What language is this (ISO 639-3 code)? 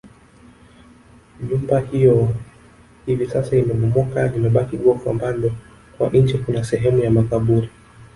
swa